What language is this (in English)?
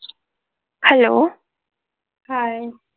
Marathi